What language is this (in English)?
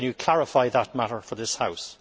English